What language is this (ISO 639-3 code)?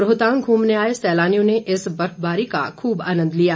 hin